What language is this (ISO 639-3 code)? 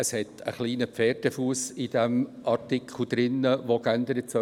gsw